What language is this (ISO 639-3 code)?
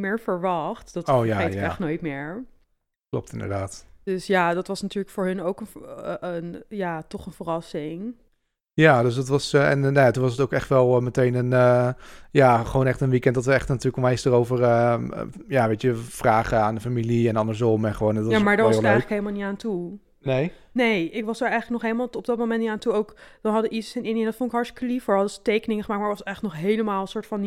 nld